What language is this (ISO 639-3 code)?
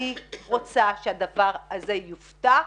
heb